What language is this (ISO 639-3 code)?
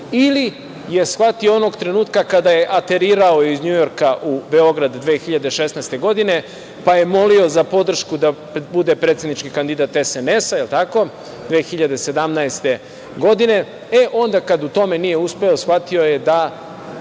srp